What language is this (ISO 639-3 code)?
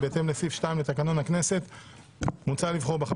heb